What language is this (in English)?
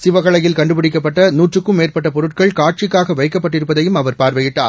Tamil